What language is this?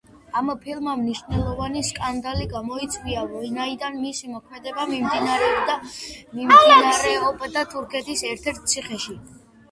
Georgian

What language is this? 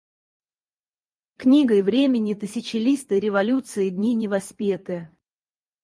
Russian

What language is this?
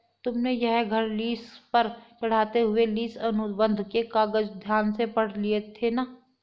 Hindi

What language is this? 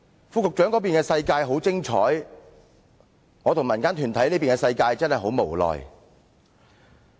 Cantonese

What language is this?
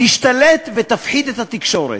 Hebrew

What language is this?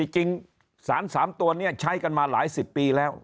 Thai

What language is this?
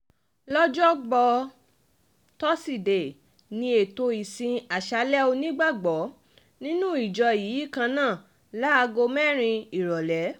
Yoruba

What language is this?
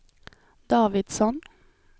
Swedish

